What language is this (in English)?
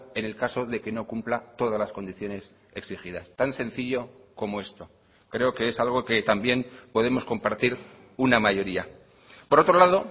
Spanish